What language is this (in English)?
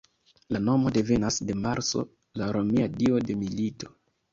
Esperanto